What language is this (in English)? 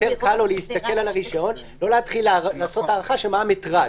Hebrew